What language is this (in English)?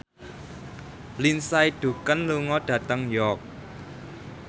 Javanese